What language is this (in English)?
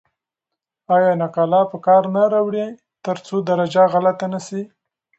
Pashto